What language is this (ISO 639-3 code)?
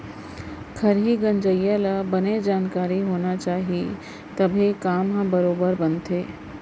hne